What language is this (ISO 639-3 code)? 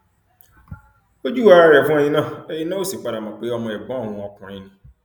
yor